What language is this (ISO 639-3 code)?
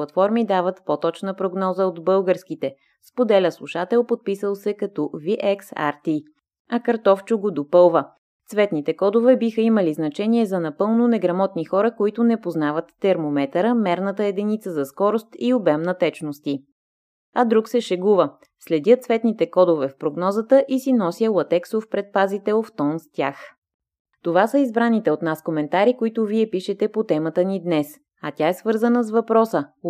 bul